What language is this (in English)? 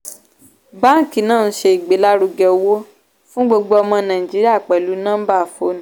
Yoruba